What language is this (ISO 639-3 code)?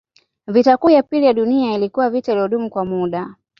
swa